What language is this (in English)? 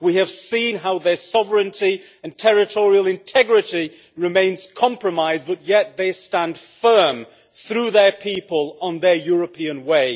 English